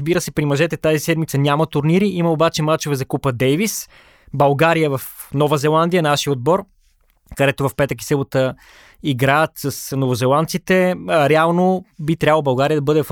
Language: Bulgarian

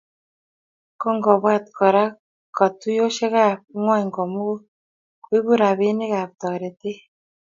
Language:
Kalenjin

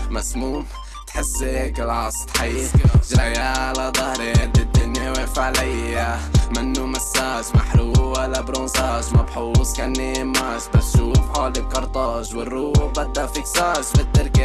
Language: Arabic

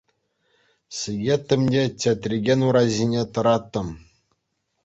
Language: Chuvash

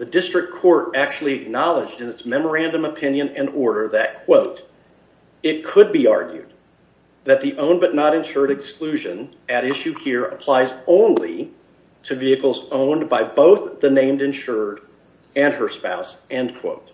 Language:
English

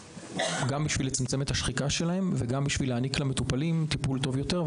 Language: Hebrew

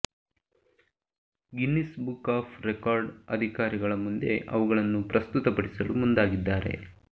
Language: Kannada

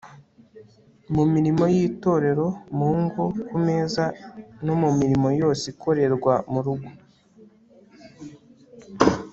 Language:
Kinyarwanda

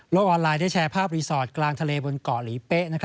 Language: Thai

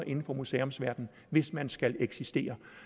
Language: Danish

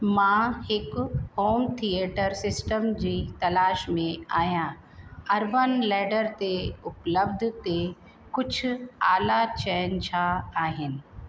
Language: Sindhi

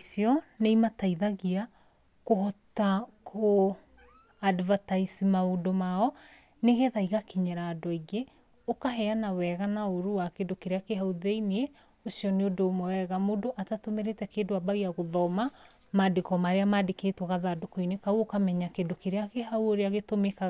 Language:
Kikuyu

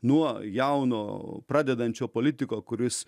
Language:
Lithuanian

